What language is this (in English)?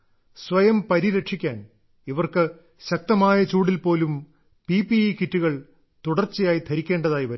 Malayalam